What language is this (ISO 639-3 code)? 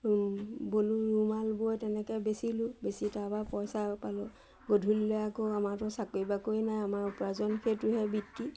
asm